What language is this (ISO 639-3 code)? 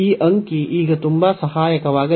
kan